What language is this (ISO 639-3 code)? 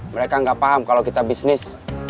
ind